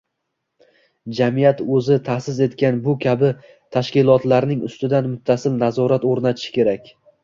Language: Uzbek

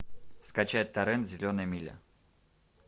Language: Russian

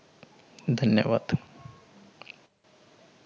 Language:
Marathi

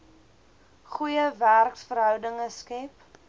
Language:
Afrikaans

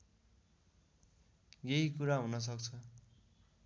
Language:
Nepali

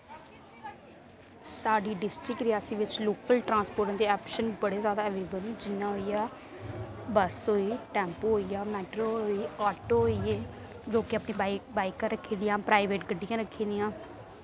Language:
Dogri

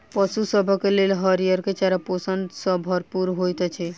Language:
Maithili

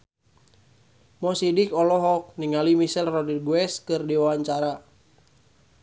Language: Sundanese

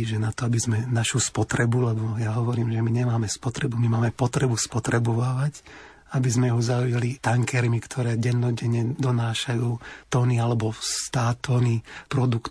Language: Slovak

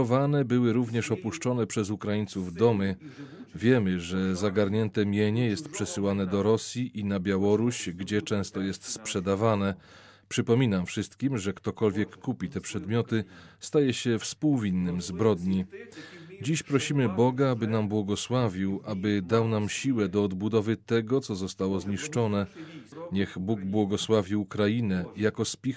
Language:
Polish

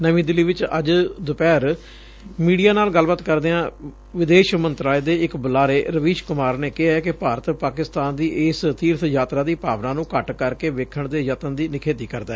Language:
Punjabi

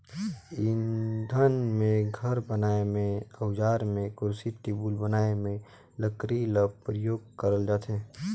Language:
Chhattisgarhi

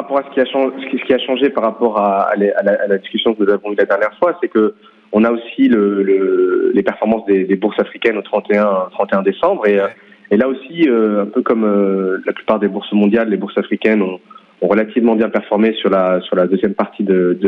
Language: French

